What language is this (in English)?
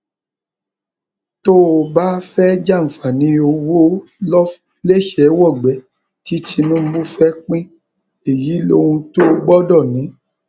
Yoruba